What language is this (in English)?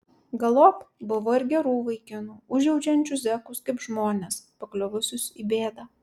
Lithuanian